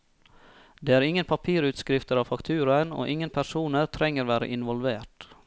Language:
Norwegian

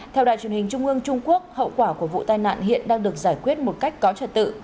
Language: Vietnamese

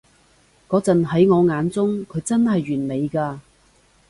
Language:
Cantonese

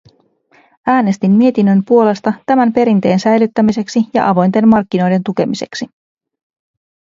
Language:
Finnish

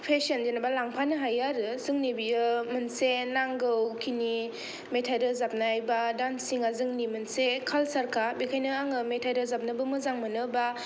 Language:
Bodo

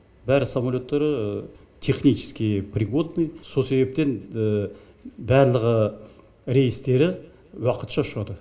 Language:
Kazakh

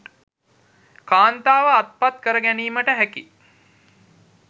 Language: Sinhala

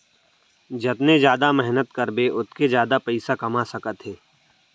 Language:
Chhattisgarhi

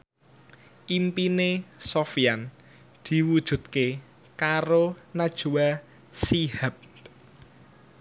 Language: Javanese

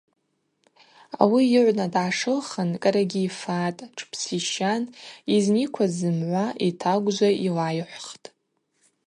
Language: Abaza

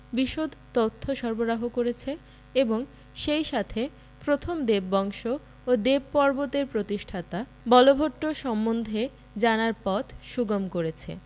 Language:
Bangla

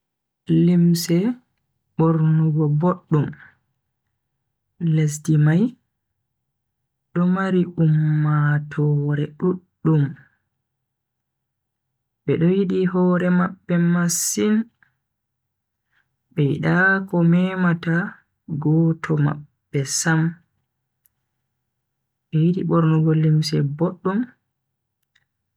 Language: Bagirmi Fulfulde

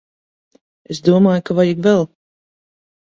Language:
Latvian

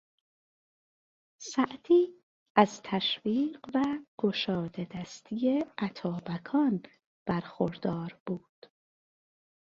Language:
Persian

